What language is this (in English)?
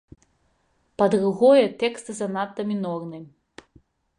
Belarusian